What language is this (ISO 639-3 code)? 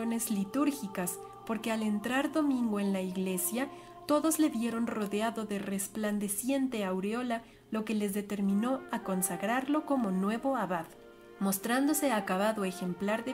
spa